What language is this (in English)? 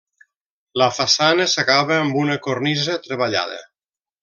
Catalan